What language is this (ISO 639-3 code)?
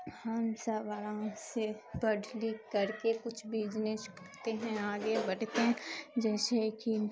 urd